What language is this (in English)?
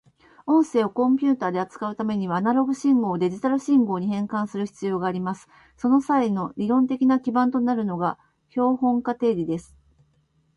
Japanese